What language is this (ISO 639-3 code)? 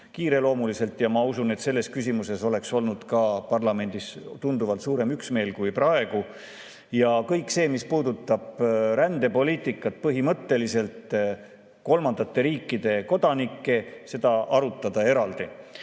est